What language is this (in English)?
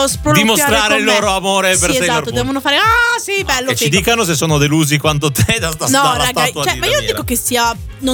Italian